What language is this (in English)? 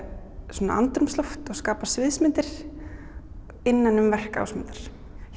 Icelandic